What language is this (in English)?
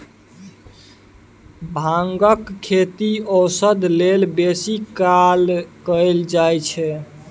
Maithili